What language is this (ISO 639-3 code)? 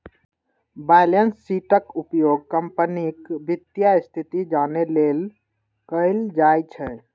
mai